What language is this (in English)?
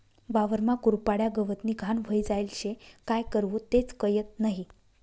Marathi